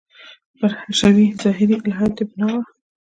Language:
Pashto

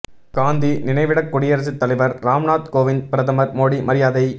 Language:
Tamil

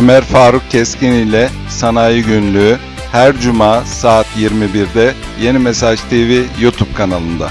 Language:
Turkish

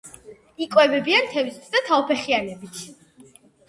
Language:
Georgian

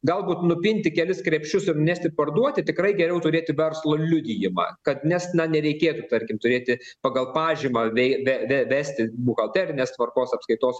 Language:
Lithuanian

